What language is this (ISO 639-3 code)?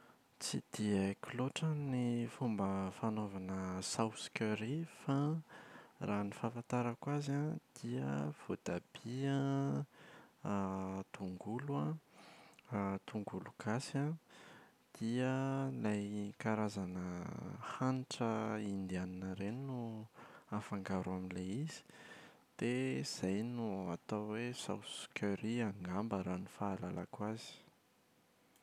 mlg